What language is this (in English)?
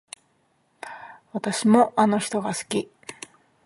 Japanese